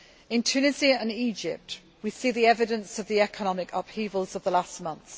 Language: English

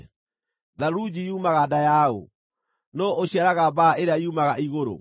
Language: Kikuyu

